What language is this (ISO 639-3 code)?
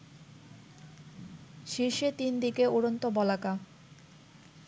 ben